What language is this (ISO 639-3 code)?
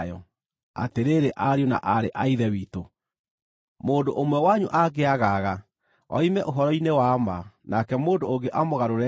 kik